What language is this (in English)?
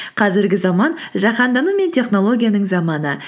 Kazakh